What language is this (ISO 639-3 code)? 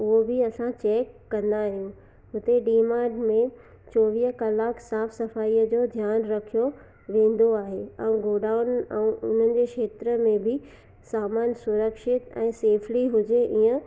snd